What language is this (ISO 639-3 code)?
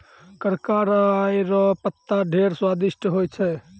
mai